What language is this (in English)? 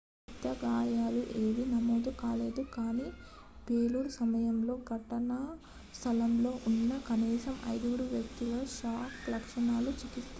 Telugu